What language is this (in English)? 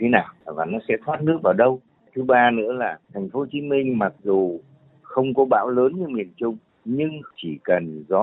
Vietnamese